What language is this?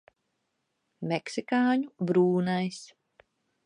Latvian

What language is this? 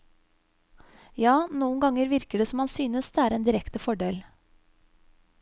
Norwegian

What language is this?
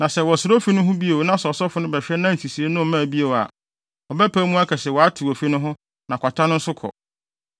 Akan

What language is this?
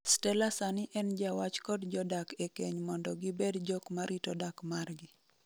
Luo (Kenya and Tanzania)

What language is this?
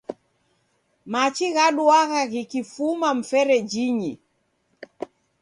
Taita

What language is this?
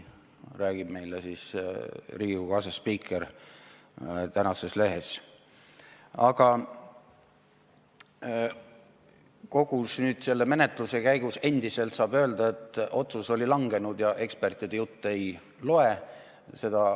Estonian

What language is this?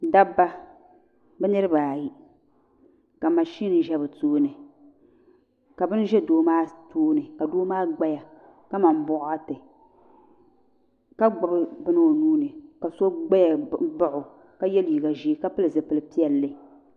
Dagbani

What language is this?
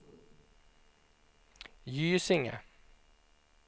Swedish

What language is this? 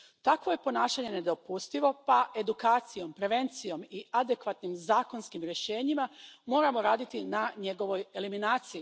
Croatian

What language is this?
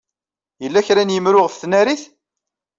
Kabyle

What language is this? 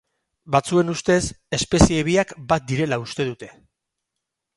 Basque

